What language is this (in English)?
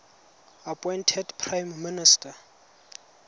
Tswana